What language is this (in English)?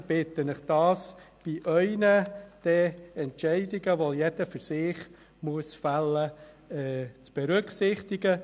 Swiss German